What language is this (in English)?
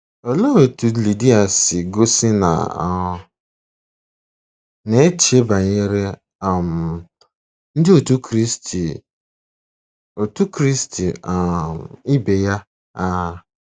Igbo